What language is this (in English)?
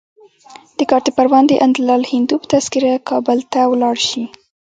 Pashto